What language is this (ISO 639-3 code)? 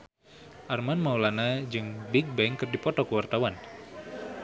sun